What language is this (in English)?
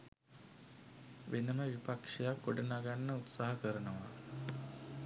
Sinhala